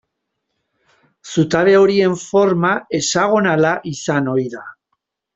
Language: Basque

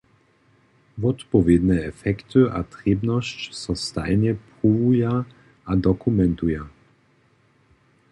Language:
Upper Sorbian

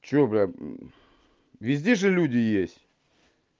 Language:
Russian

